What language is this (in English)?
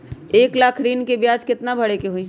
Magahi